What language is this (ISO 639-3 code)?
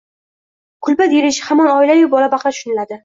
uzb